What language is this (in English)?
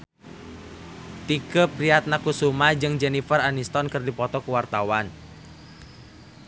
Sundanese